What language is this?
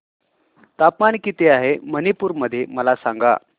Marathi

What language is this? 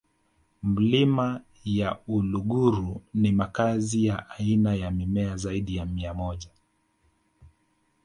Swahili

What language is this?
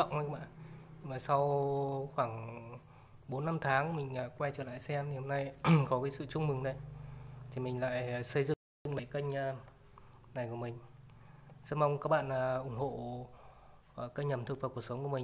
Vietnamese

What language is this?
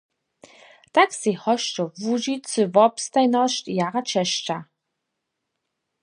Upper Sorbian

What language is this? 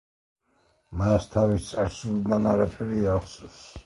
Georgian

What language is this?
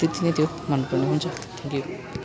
Nepali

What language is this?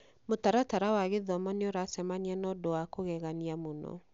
Kikuyu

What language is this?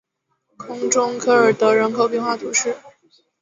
Chinese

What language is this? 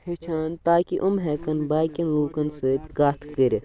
Kashmiri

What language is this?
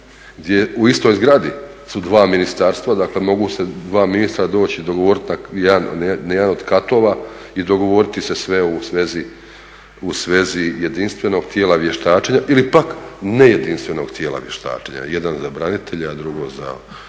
Croatian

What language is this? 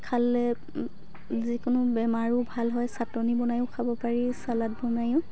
Assamese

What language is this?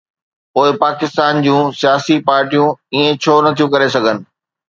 Sindhi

